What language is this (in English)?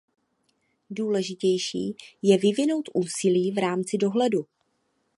Czech